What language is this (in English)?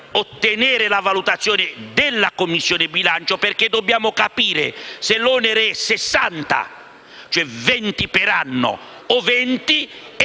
Italian